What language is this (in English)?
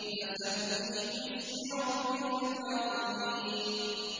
Arabic